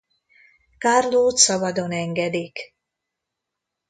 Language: Hungarian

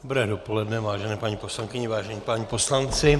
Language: Czech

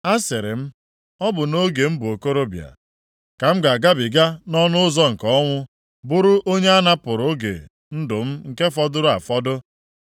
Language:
Igbo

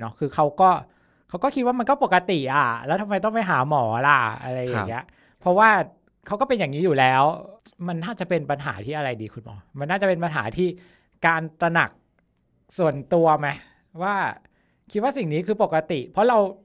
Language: Thai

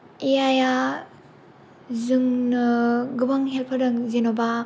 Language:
Bodo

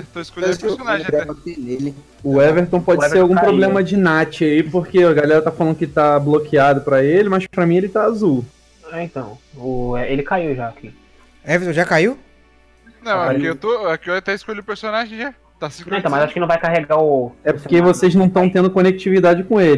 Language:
Portuguese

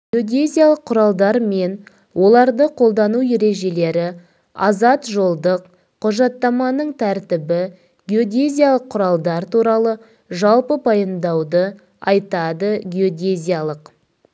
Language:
Kazakh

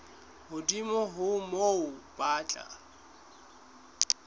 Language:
Southern Sotho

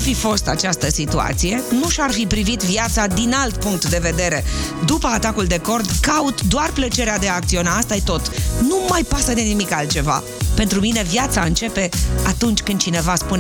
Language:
Romanian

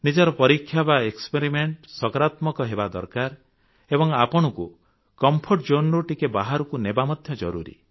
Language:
Odia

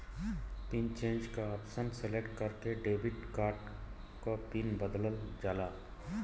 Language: Bhojpuri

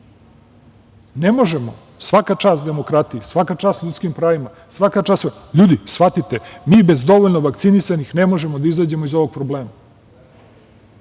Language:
Serbian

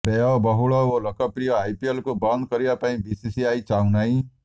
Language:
Odia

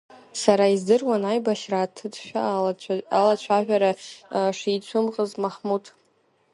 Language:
Abkhazian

